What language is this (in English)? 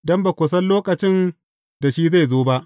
Hausa